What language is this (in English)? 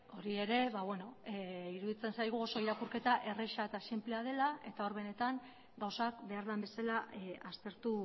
Basque